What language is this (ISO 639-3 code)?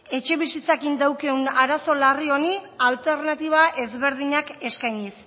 eus